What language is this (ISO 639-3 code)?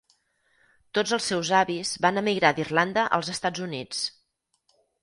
cat